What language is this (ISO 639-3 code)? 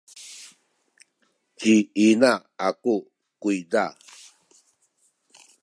szy